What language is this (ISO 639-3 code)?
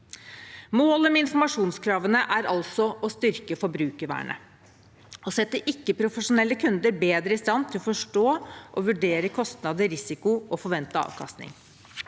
nor